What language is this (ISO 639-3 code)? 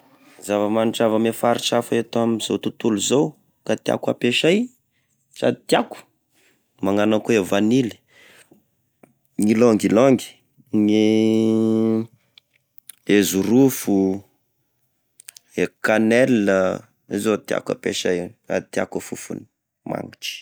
tkg